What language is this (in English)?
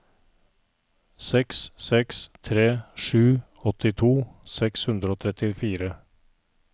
Norwegian